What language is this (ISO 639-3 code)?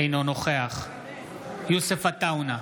heb